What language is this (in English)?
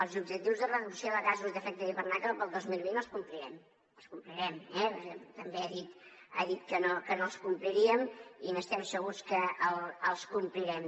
Catalan